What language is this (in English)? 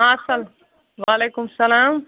Kashmiri